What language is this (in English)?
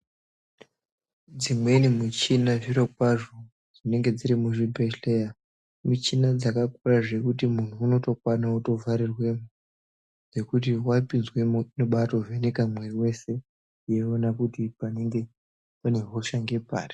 Ndau